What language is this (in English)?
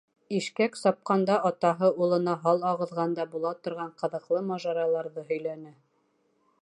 Bashkir